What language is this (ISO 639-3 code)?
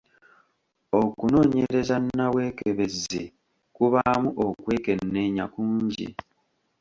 lug